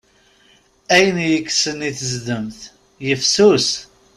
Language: Kabyle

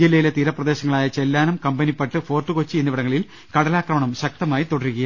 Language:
Malayalam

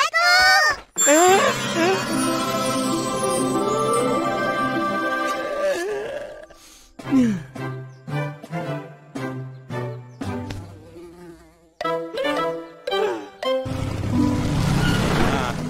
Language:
Malay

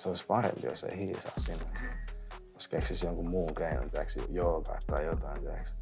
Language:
Finnish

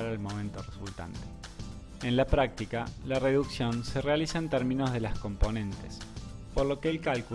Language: Spanish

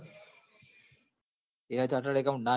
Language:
Gujarati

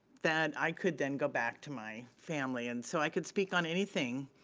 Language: English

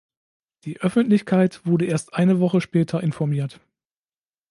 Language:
German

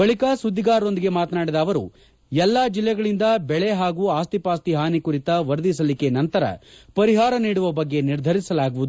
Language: Kannada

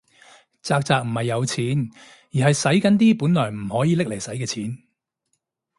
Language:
Cantonese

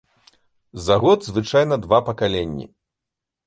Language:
Belarusian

